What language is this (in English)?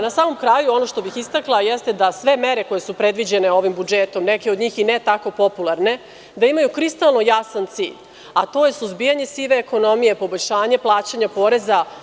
Serbian